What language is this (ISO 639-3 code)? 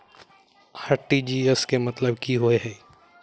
mai